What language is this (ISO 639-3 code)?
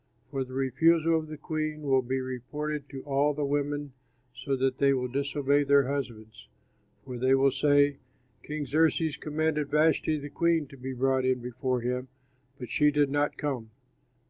eng